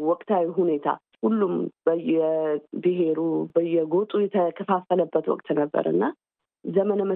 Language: Amharic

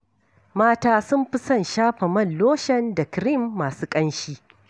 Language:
Hausa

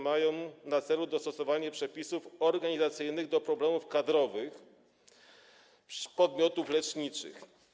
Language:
Polish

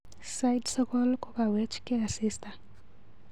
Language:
Kalenjin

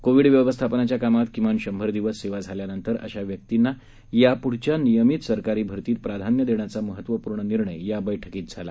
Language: Marathi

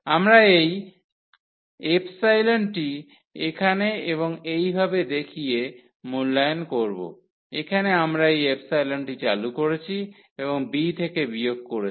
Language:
Bangla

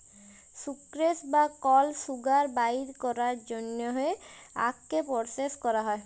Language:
Bangla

